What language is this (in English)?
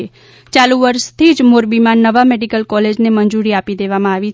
Gujarati